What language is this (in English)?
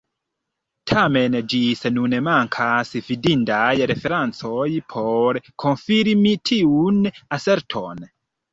Esperanto